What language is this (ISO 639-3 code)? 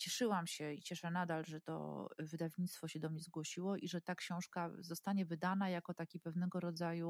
pol